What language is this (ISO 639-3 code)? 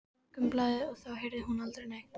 isl